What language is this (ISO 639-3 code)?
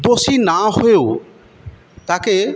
ben